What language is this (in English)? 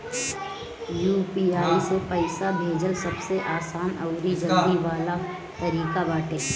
Bhojpuri